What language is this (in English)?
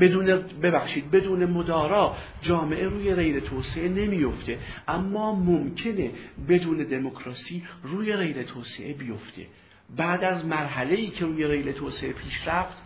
Persian